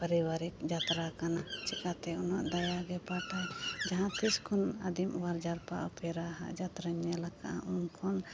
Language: Santali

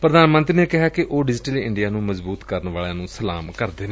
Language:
Punjabi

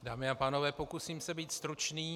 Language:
Czech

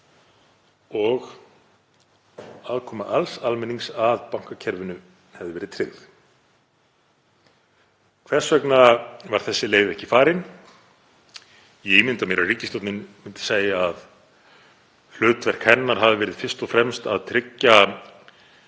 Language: Icelandic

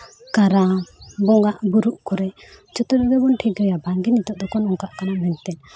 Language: Santali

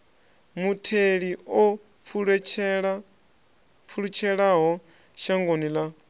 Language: Venda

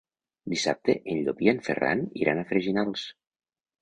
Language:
Catalan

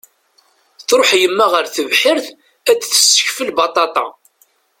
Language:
Kabyle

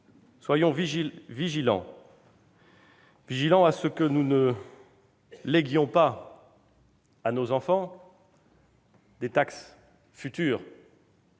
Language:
French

